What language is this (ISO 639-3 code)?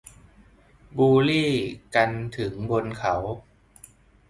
tha